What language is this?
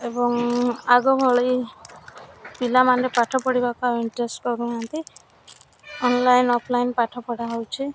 Odia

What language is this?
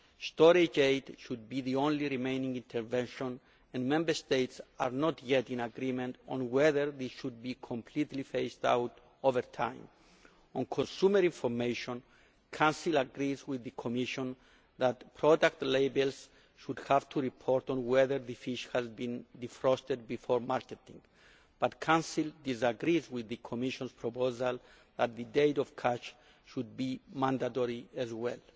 English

